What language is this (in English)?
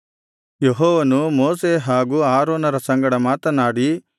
Kannada